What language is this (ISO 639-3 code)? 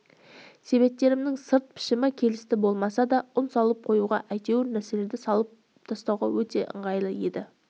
kaz